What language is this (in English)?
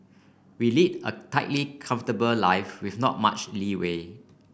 English